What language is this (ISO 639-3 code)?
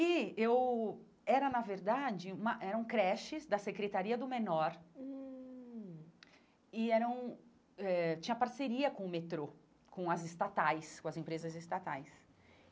por